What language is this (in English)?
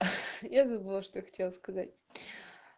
Russian